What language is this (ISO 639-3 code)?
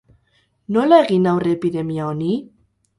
eus